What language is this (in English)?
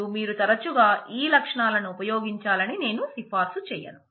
Telugu